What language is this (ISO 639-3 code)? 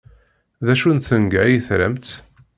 kab